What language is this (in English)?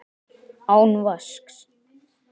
Icelandic